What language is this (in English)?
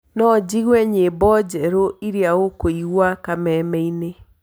Kikuyu